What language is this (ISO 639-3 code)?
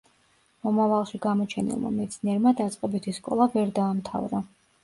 kat